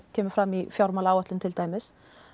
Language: Icelandic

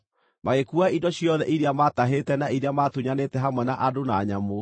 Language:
Kikuyu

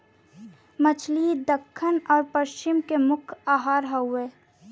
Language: Bhojpuri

